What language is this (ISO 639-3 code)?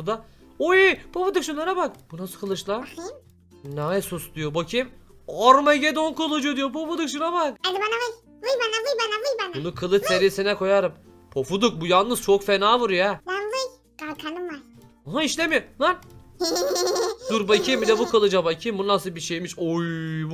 tur